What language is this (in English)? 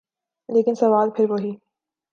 Urdu